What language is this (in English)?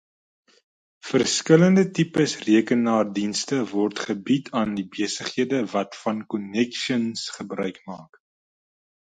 Afrikaans